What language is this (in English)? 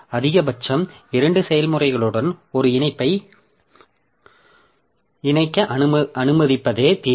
Tamil